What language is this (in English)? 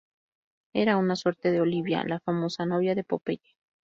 Spanish